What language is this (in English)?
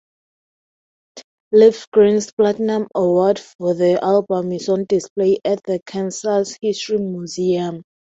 English